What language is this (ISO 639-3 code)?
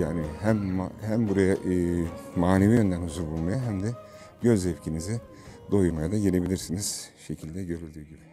tur